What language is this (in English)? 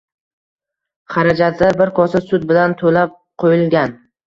Uzbek